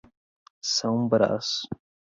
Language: Portuguese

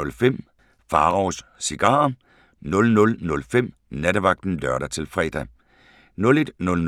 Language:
Danish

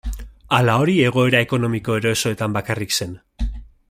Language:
Basque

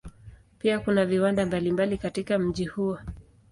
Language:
Swahili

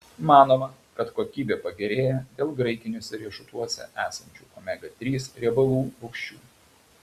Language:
Lithuanian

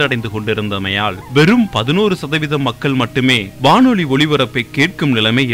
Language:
Tamil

